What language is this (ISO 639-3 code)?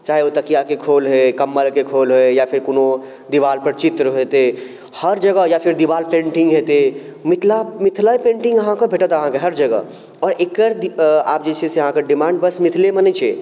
mai